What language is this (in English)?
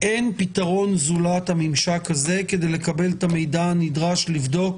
Hebrew